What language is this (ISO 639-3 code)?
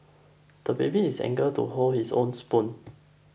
eng